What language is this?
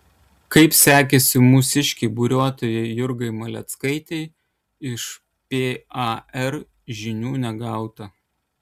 Lithuanian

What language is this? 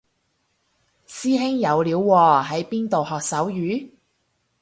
Cantonese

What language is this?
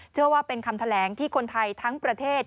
Thai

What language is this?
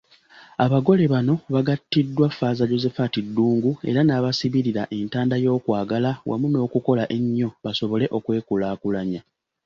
Ganda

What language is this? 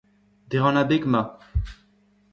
Breton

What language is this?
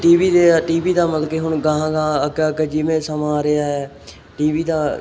Punjabi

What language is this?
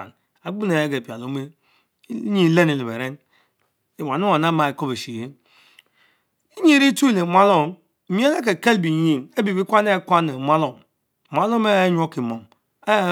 Mbe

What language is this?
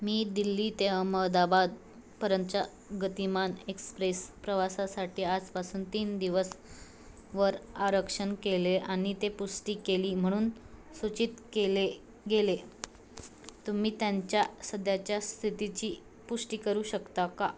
Marathi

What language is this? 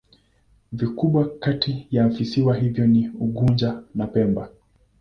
Swahili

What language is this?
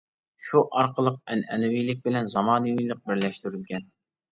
Uyghur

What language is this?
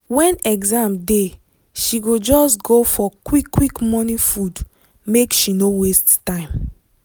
Nigerian Pidgin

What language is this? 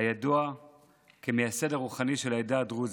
Hebrew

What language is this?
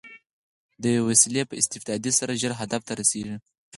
Pashto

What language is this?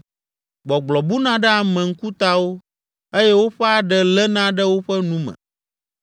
Ewe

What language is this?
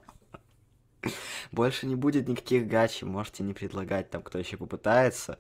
Russian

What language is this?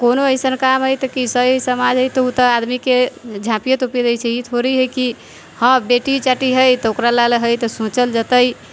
Maithili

